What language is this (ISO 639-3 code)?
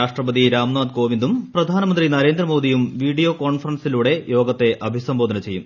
mal